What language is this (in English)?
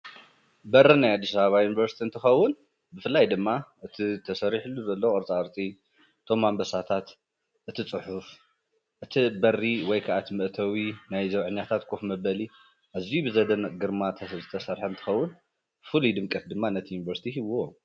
Tigrinya